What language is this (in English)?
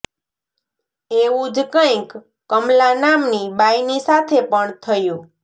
Gujarati